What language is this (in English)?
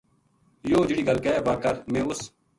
Gujari